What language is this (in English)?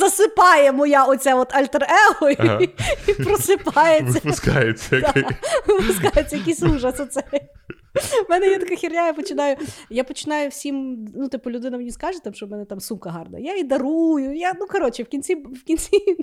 Ukrainian